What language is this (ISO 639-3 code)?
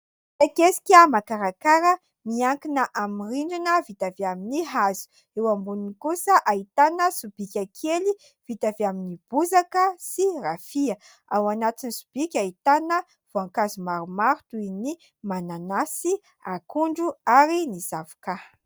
mlg